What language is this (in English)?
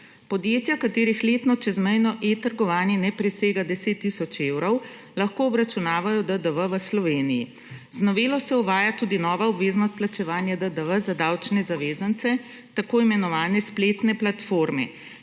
Slovenian